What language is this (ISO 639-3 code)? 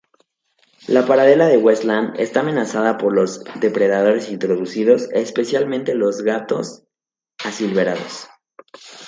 spa